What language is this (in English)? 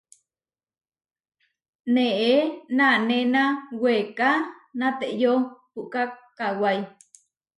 Huarijio